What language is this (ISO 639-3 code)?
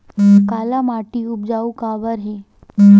hne